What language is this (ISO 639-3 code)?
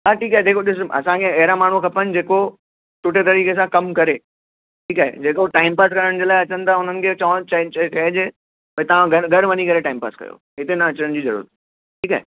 snd